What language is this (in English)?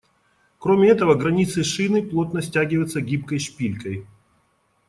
Russian